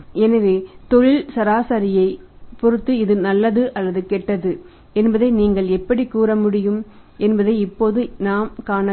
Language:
Tamil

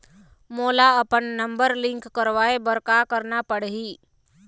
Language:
Chhattisgarhi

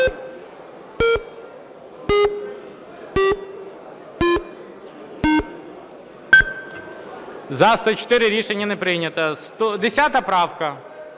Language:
Ukrainian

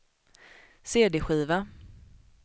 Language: Swedish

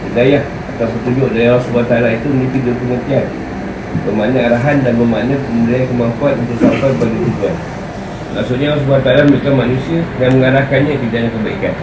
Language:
Malay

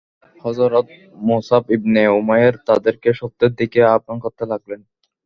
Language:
Bangla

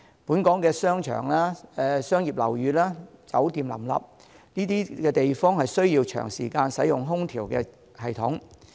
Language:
Cantonese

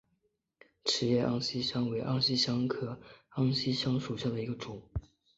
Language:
Chinese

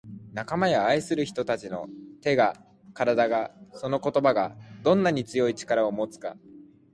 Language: Japanese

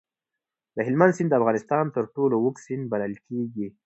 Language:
Pashto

